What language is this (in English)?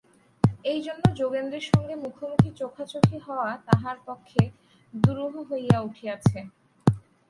Bangla